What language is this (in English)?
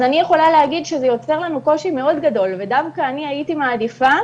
Hebrew